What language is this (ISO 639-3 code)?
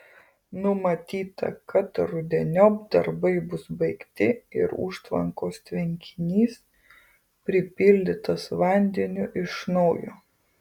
lit